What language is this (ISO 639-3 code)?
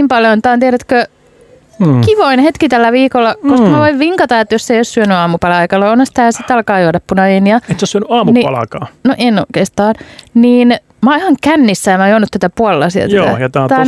fin